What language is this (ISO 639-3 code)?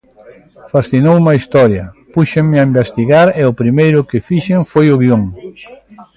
glg